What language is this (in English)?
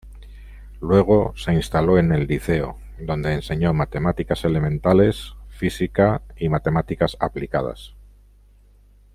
Spanish